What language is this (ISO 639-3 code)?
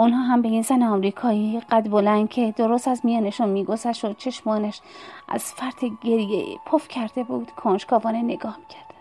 fas